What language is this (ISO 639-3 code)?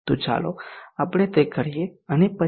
guj